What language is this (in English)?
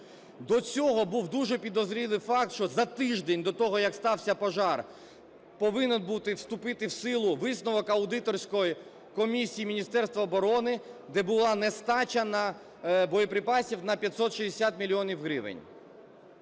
Ukrainian